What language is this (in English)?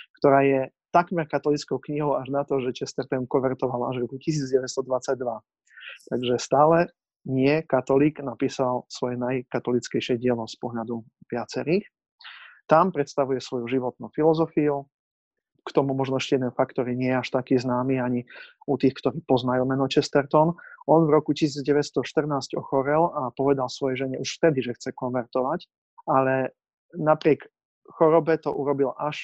Slovak